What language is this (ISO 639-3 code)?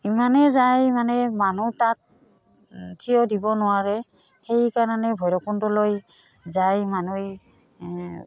asm